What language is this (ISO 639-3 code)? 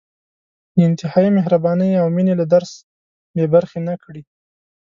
pus